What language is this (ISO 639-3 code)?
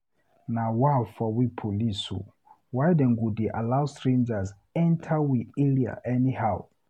pcm